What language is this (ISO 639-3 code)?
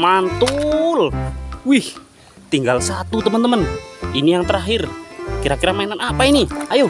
ind